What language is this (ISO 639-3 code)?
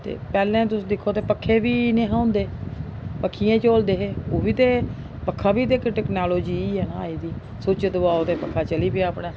doi